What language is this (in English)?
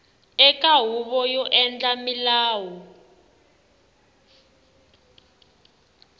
Tsonga